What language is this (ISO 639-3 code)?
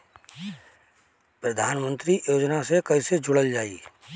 bho